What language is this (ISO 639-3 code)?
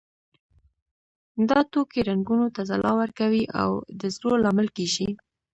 pus